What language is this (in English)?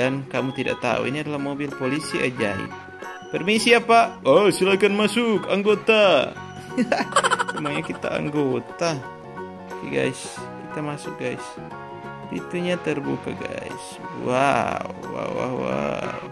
Indonesian